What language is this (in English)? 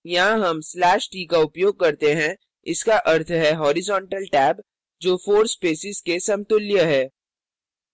Hindi